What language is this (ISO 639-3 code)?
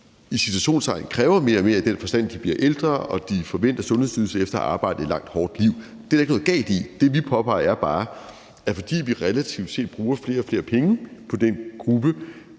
dan